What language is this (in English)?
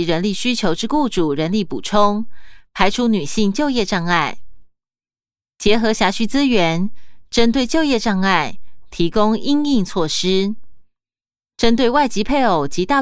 Chinese